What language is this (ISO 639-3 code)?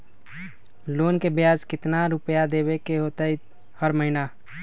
mag